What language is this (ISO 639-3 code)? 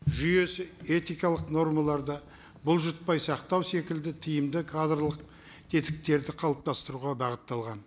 kaz